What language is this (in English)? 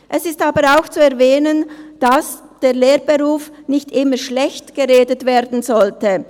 Swiss German